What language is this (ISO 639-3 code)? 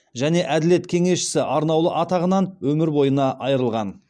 kaz